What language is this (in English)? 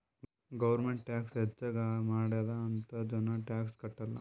Kannada